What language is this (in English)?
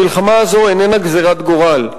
Hebrew